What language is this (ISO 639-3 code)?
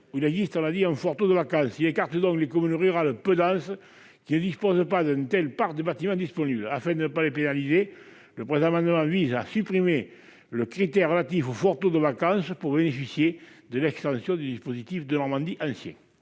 fra